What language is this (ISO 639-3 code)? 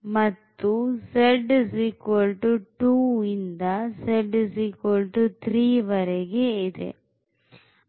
kan